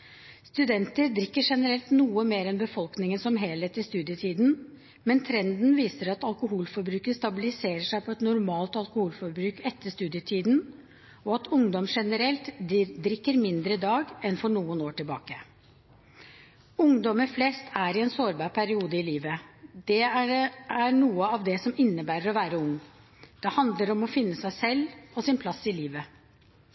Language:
Norwegian Bokmål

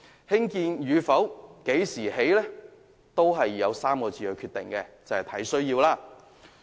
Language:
Cantonese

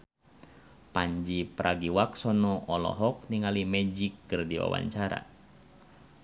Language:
Sundanese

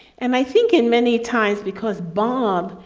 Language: English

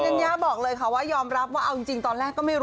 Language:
Thai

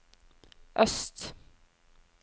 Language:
Norwegian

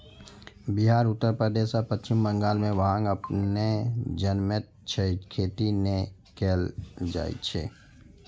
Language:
Maithili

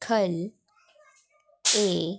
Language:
Dogri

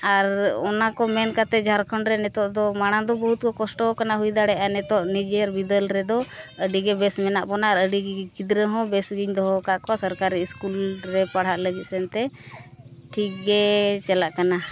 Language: Santali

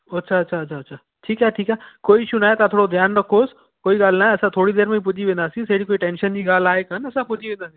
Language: Sindhi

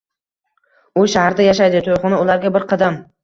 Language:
Uzbek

